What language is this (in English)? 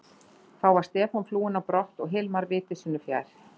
Icelandic